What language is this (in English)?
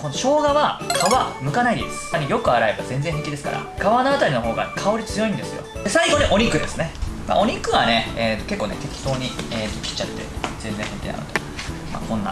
Japanese